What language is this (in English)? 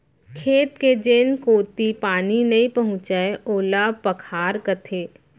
Chhattisgarhi